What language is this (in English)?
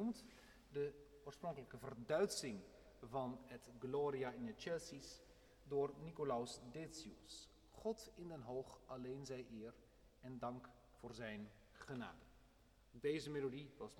Dutch